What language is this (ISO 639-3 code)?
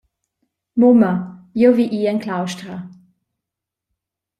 roh